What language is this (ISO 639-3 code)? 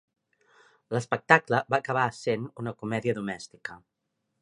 cat